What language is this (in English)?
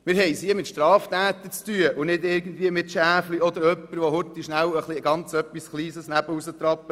Swiss German